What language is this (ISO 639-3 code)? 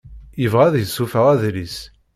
kab